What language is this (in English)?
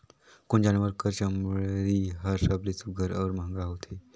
Chhattisgarhi